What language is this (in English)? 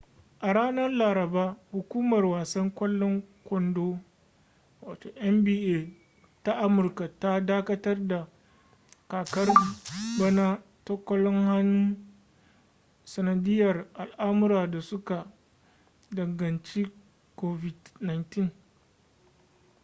Hausa